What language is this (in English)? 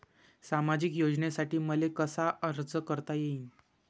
Marathi